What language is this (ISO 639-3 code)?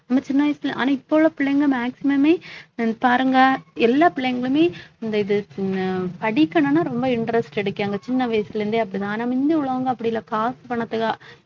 tam